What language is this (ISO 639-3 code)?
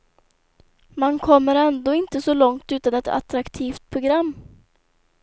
swe